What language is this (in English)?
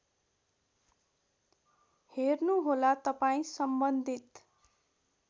Nepali